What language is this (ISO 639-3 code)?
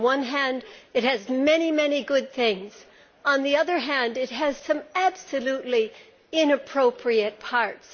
eng